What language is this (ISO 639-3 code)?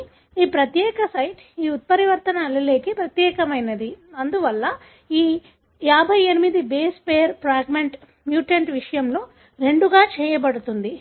tel